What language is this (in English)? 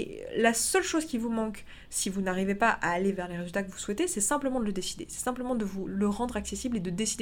French